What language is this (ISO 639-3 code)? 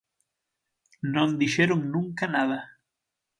glg